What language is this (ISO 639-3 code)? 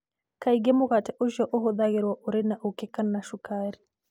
kik